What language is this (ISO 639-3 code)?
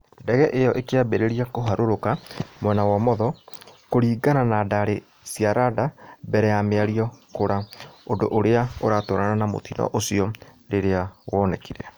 kik